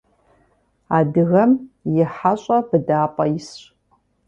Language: Kabardian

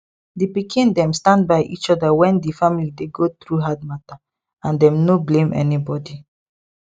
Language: Nigerian Pidgin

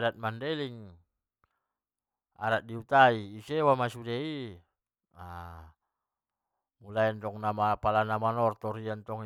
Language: Batak Mandailing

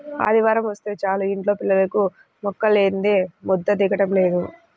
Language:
Telugu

